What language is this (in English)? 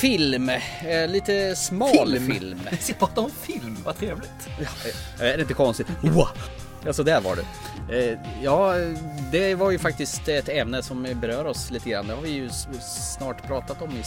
Swedish